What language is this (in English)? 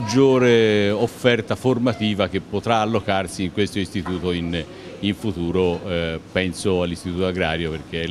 Italian